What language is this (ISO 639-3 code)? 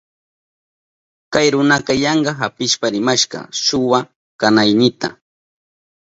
qup